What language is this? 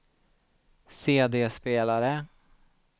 Swedish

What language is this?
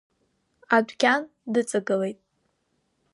Abkhazian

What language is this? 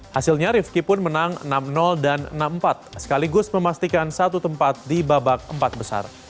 Indonesian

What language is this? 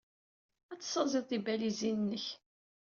Kabyle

